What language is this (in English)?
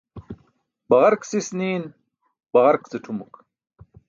Burushaski